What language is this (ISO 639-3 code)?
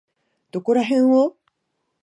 jpn